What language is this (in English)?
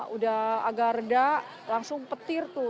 Indonesian